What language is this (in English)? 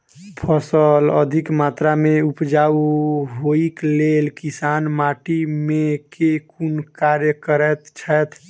Maithili